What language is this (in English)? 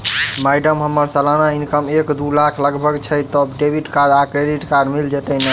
Maithili